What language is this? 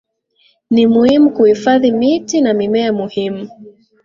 Swahili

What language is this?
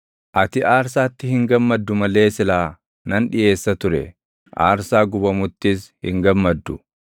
Oromo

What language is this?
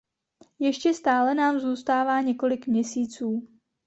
Czech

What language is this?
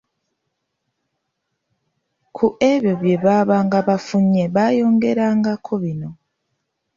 Ganda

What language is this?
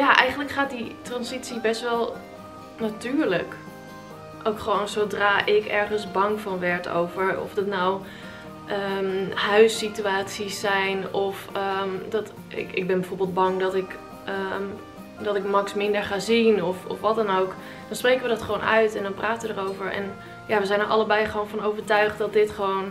Dutch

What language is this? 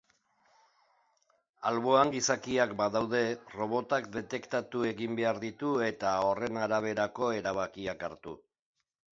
Basque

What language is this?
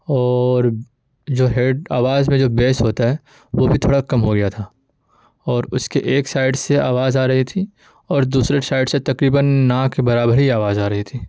Urdu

